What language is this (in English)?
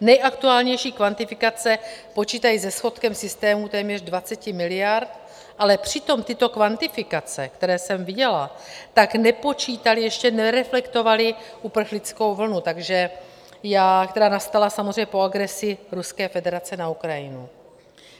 Czech